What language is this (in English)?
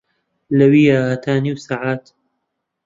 Central Kurdish